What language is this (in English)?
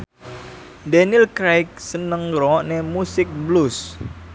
Javanese